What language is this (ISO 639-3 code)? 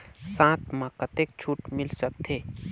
hne